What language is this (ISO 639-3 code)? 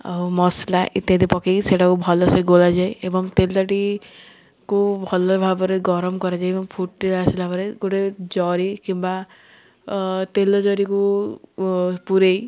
ori